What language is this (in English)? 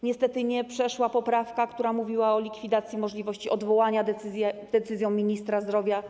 Polish